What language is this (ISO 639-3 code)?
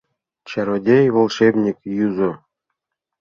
chm